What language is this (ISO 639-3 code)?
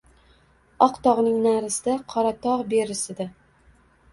uzb